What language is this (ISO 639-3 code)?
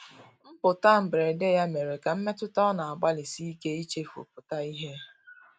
ibo